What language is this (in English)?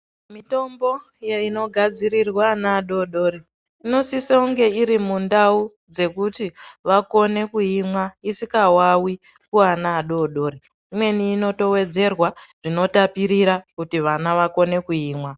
Ndau